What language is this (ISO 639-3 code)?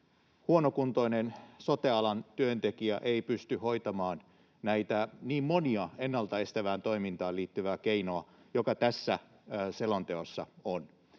fin